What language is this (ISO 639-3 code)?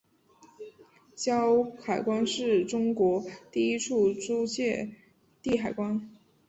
zho